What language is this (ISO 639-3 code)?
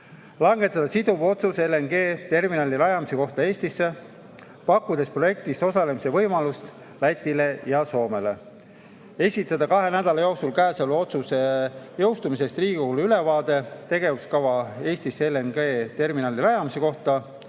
est